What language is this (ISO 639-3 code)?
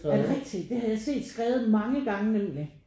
dan